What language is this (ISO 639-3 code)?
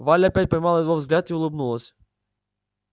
rus